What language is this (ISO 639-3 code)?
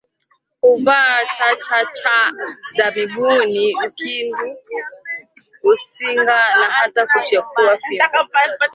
swa